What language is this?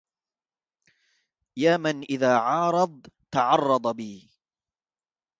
Arabic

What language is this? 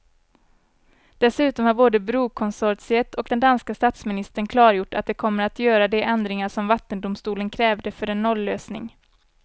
Swedish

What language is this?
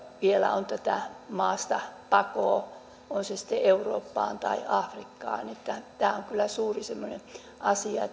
Finnish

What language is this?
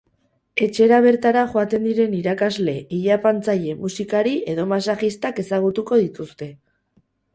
Basque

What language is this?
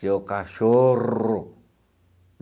Portuguese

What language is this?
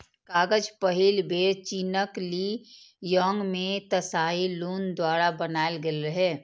Maithili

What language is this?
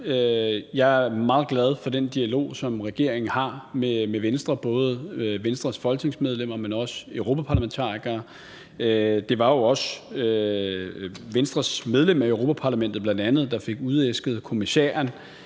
Danish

